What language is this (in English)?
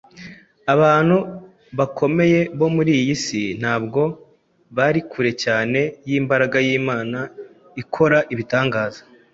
Kinyarwanda